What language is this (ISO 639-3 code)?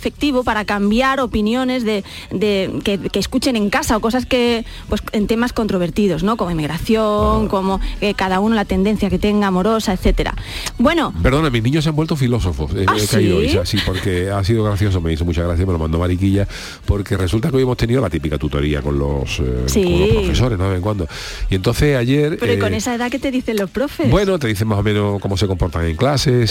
spa